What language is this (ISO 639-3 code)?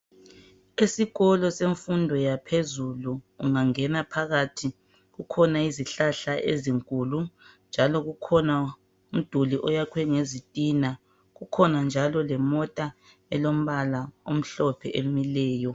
nde